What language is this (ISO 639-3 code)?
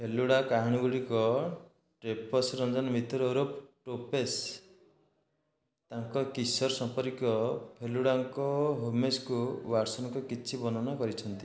ori